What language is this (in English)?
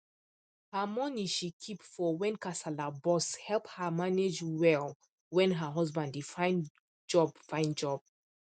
Nigerian Pidgin